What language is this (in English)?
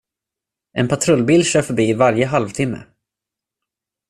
Swedish